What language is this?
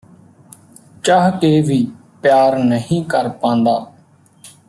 Punjabi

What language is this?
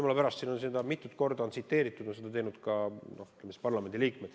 Estonian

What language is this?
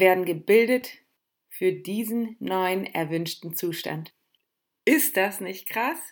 German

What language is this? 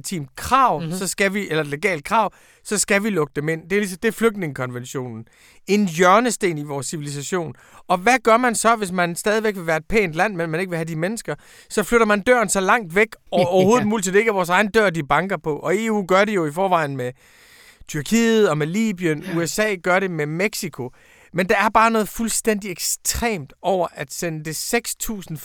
Danish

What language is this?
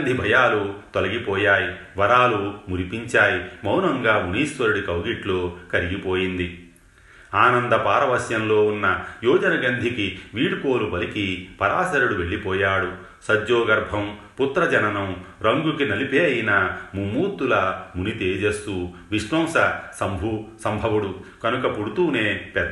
Telugu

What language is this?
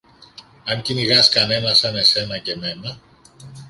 Greek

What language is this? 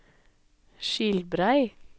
Norwegian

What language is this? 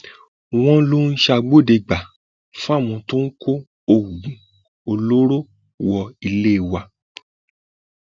Yoruba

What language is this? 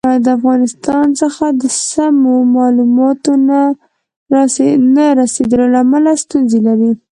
Pashto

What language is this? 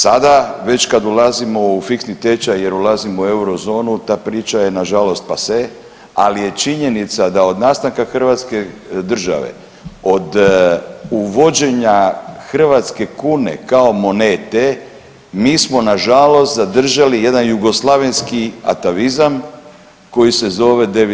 Croatian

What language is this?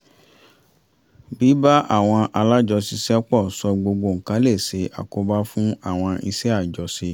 Yoruba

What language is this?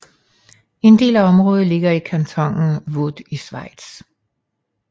Danish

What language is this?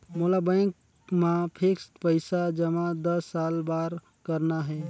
Chhattisgarhi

